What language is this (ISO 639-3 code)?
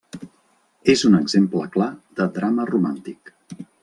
cat